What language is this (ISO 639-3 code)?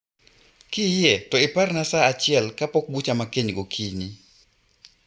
luo